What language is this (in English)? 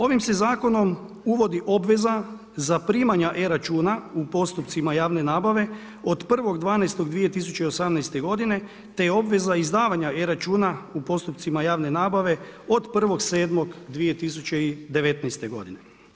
Croatian